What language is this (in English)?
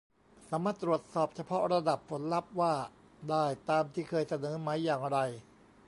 Thai